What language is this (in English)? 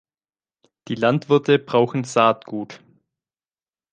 German